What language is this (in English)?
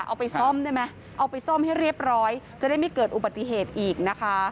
Thai